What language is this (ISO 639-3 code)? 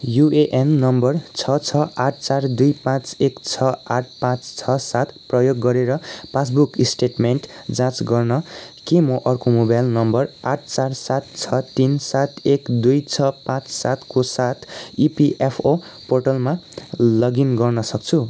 nep